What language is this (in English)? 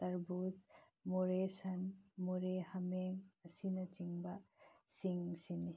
Manipuri